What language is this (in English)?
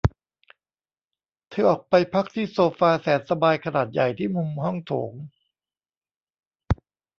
Thai